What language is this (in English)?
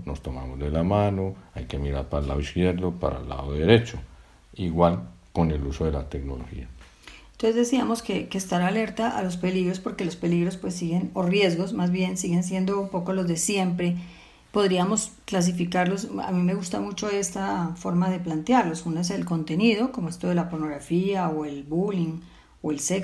Spanish